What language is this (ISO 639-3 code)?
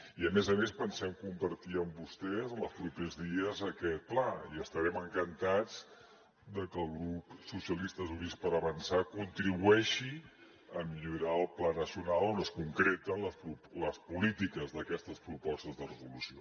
cat